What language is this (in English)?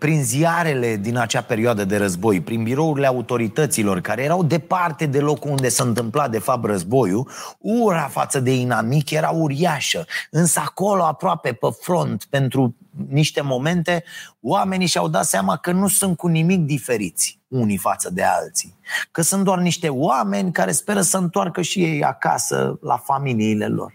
Romanian